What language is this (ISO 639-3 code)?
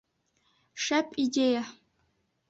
bak